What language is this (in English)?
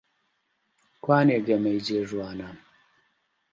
Central Kurdish